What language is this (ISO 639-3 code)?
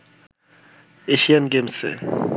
ben